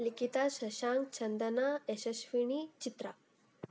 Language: Kannada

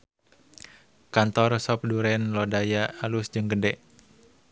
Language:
Sundanese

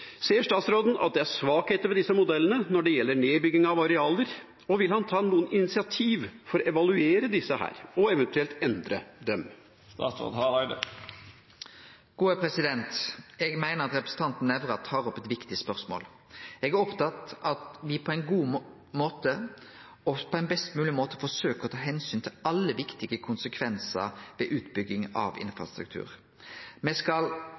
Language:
Norwegian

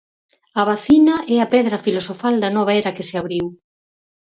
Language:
Galician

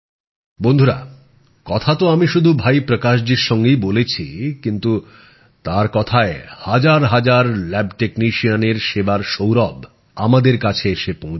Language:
Bangla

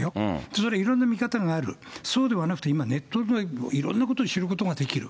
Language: Japanese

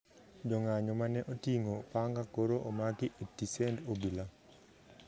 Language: Luo (Kenya and Tanzania)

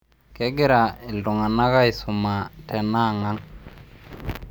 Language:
Masai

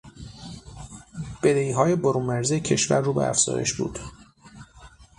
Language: Persian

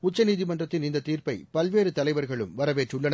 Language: Tamil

